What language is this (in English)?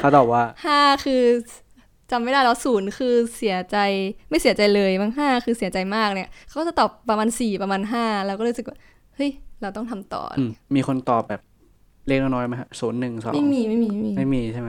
Thai